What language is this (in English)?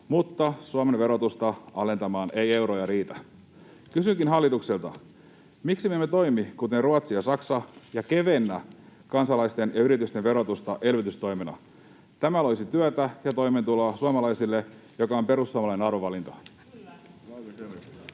Finnish